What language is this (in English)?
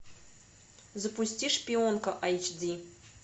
Russian